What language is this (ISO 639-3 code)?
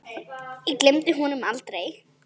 isl